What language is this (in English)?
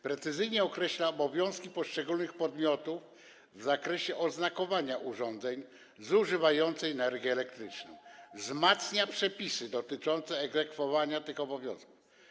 Polish